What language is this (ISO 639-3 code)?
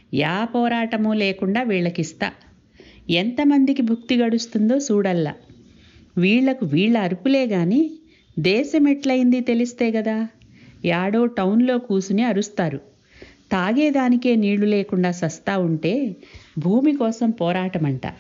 tel